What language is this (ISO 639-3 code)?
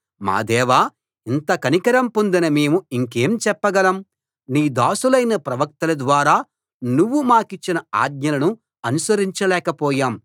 tel